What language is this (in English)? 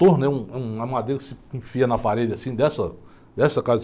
Portuguese